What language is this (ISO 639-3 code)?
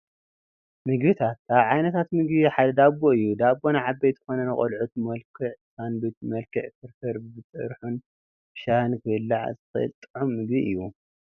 tir